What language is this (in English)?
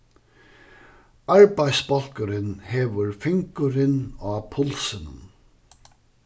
Faroese